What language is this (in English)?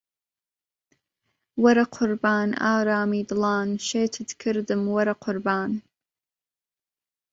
Central Kurdish